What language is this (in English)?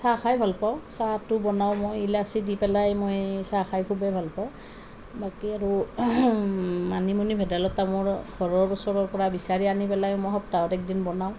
Assamese